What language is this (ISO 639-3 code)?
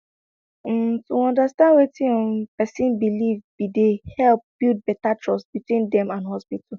pcm